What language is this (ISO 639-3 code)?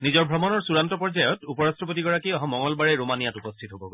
asm